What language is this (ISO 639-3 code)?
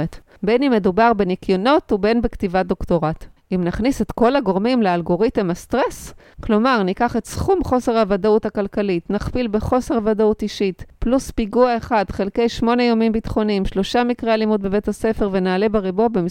heb